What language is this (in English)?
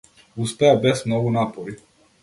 Macedonian